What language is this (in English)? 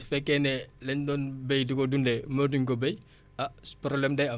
Wolof